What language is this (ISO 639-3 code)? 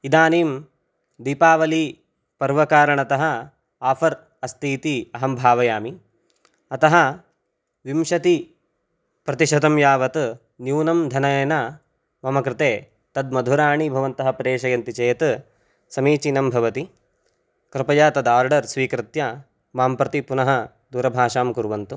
san